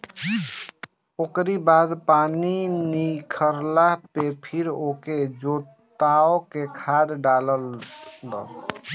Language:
Bhojpuri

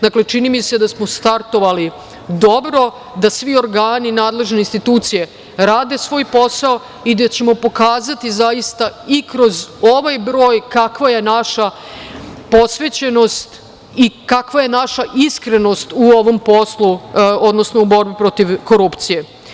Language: Serbian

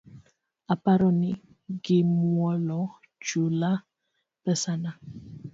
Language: Luo (Kenya and Tanzania)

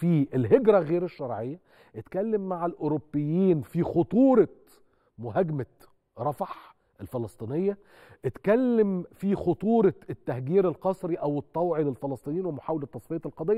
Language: Arabic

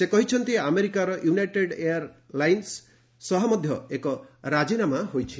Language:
Odia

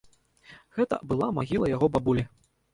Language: Belarusian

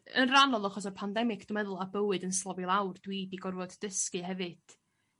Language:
Welsh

